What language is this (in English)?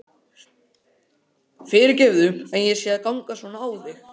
Icelandic